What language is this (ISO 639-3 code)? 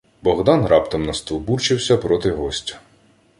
ukr